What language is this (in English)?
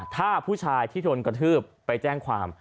Thai